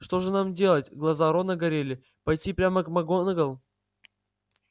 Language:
Russian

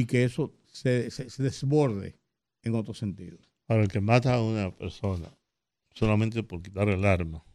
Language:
Spanish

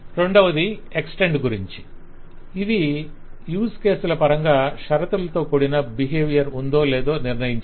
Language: Telugu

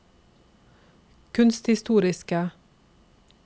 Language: Norwegian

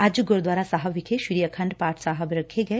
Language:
Punjabi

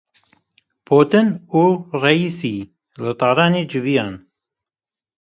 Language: Kurdish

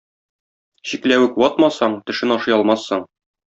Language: Tatar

